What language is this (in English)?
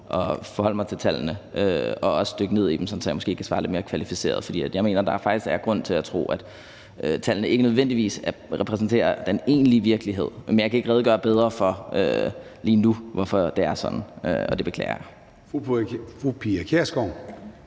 Danish